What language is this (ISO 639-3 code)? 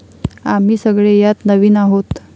mar